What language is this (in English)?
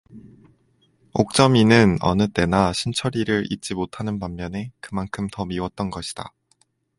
Korean